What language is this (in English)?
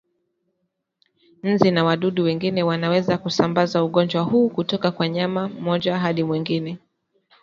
Swahili